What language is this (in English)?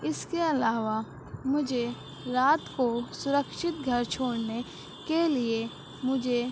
Urdu